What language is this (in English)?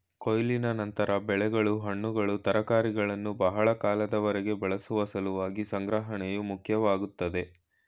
Kannada